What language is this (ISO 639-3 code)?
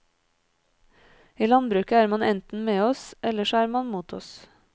nor